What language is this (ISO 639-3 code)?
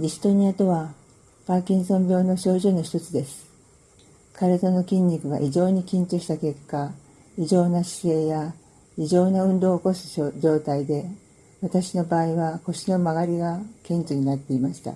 jpn